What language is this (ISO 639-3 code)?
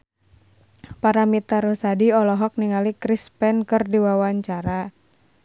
sun